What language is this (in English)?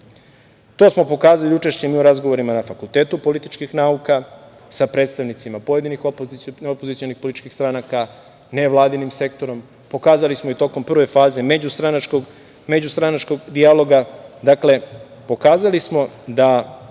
Serbian